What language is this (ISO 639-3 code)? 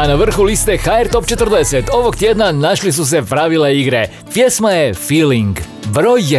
hrv